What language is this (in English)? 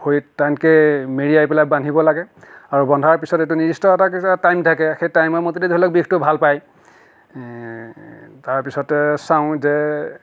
Assamese